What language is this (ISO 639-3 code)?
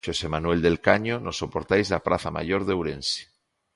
glg